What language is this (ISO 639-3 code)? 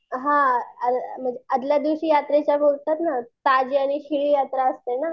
mar